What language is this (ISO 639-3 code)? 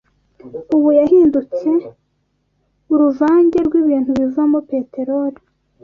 kin